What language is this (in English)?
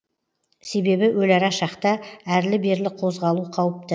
Kazakh